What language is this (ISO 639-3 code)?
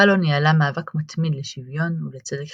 heb